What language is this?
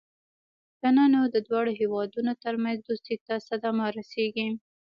Pashto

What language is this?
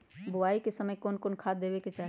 Magahi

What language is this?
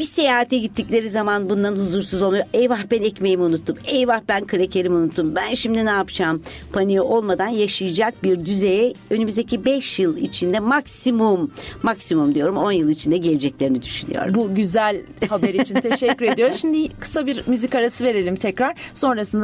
Turkish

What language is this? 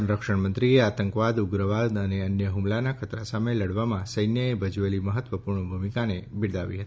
Gujarati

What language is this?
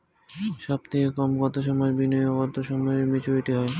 Bangla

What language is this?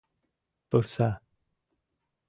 Mari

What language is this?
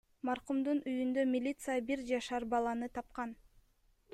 Kyrgyz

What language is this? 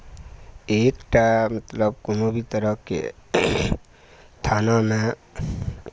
Maithili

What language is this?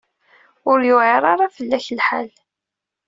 Kabyle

